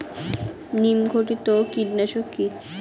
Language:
Bangla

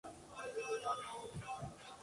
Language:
Spanish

